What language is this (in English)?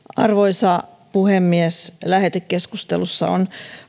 Finnish